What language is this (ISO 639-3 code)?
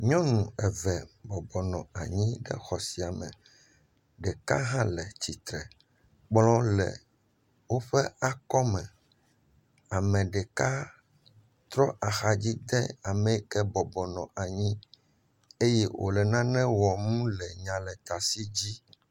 ewe